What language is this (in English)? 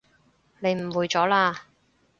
Cantonese